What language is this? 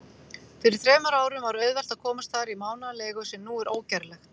Icelandic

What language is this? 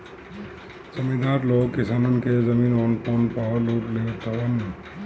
Bhojpuri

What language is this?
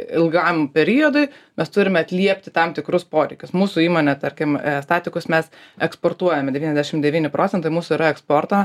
Lithuanian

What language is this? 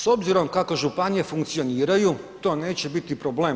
Croatian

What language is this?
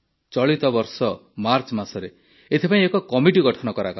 Odia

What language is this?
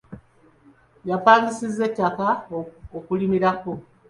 Ganda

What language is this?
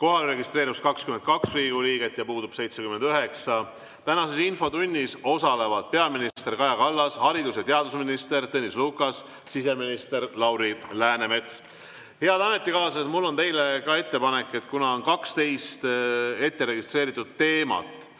Estonian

